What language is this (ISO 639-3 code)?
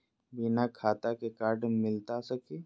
mag